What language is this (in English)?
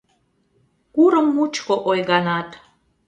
Mari